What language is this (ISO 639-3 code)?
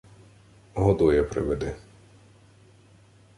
ukr